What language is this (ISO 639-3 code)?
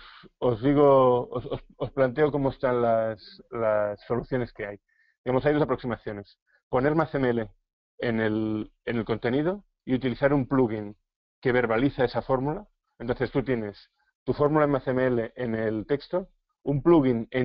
spa